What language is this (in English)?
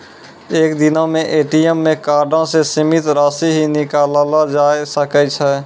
Maithili